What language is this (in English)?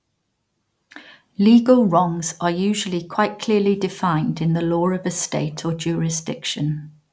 English